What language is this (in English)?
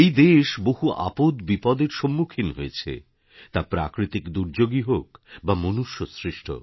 Bangla